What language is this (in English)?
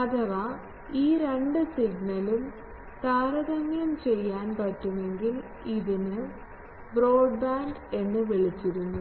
Malayalam